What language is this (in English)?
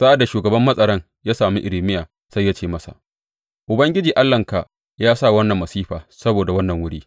Hausa